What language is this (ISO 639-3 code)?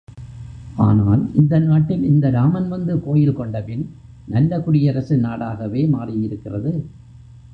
tam